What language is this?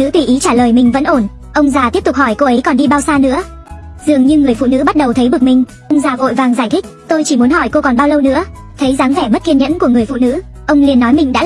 Vietnamese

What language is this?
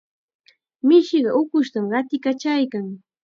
Chiquián Ancash Quechua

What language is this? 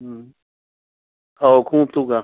Manipuri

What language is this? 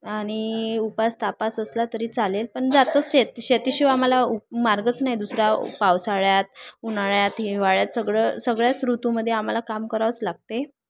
Marathi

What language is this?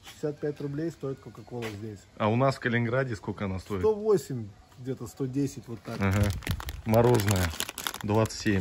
Russian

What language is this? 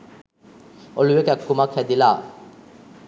Sinhala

